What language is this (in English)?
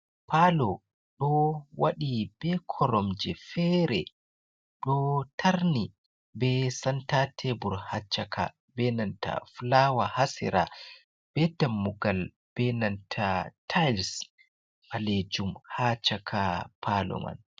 Fula